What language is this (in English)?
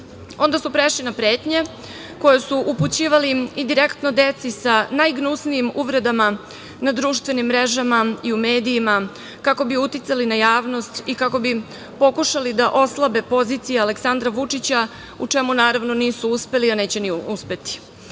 Serbian